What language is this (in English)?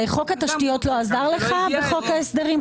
Hebrew